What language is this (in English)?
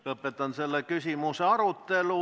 Estonian